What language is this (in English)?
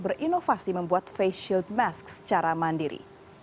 Indonesian